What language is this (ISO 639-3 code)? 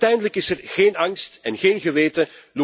nld